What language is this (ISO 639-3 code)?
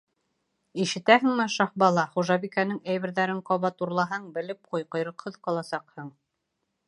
bak